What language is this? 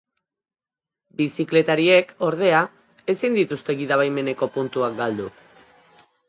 Basque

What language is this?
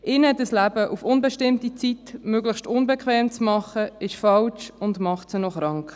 Swiss German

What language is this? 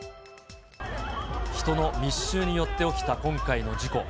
Japanese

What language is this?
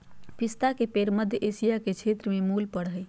Magahi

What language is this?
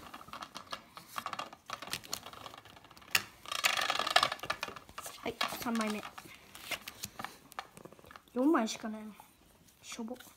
Japanese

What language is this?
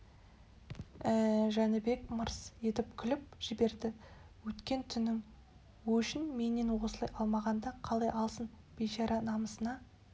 Kazakh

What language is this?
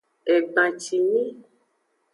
Aja (Benin)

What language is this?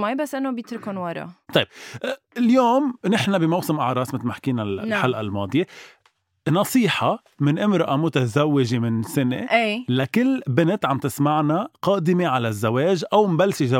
Arabic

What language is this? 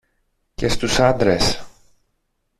Greek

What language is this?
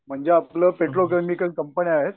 Marathi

